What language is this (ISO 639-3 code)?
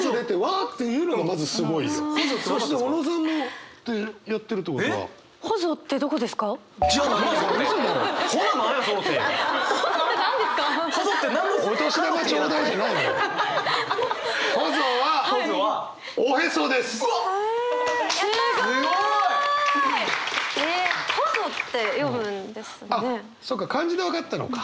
jpn